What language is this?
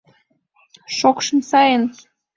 Mari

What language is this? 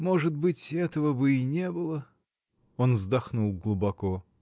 Russian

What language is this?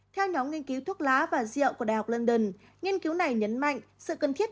Vietnamese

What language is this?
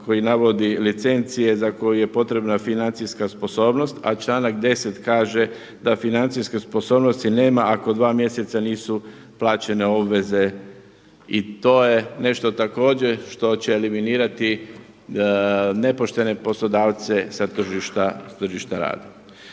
Croatian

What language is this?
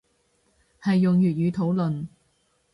Cantonese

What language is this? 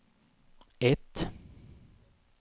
Swedish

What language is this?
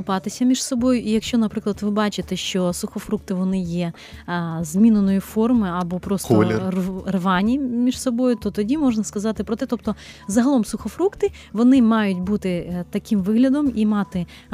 Ukrainian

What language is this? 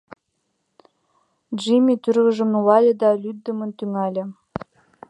Mari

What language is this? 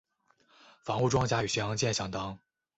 Chinese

